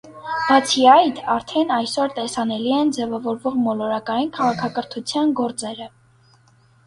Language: Armenian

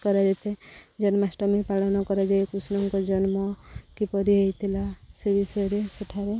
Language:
Odia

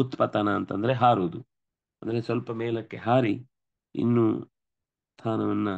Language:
Kannada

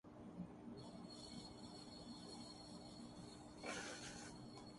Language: Urdu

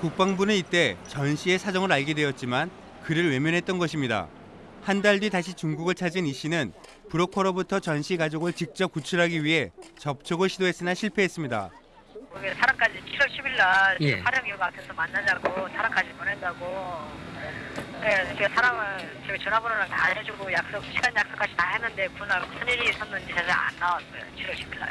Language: Korean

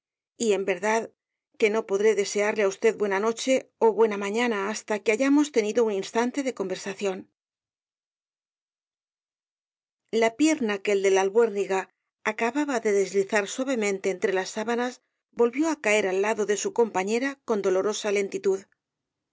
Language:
Spanish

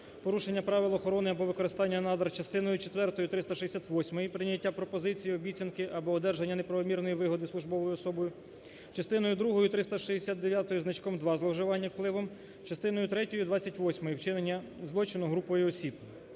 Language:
Ukrainian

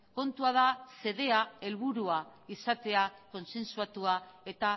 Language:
Basque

